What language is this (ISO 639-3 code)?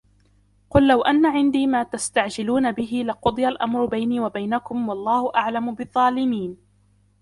ara